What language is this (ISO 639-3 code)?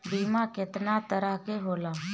bho